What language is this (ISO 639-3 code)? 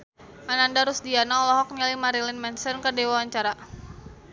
sun